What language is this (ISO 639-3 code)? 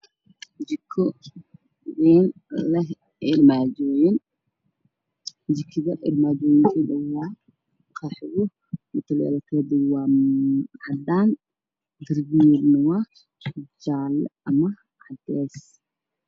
som